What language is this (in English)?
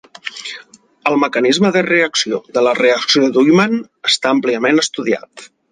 Catalan